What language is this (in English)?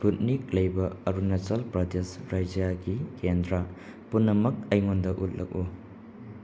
Manipuri